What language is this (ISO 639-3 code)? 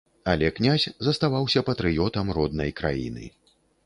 bel